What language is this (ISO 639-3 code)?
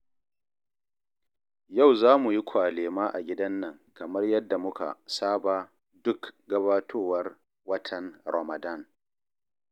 hau